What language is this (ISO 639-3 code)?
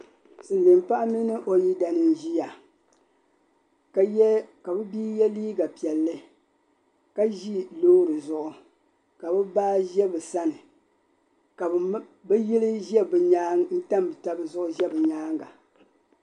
dag